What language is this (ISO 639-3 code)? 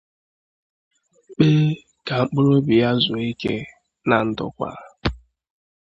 ibo